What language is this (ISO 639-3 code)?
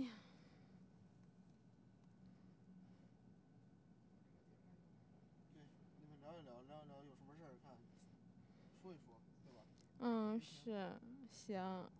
zho